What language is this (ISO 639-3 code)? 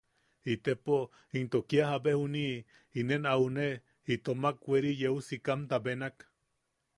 yaq